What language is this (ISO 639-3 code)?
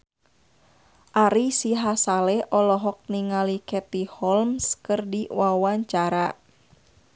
sun